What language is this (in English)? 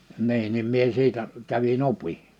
Finnish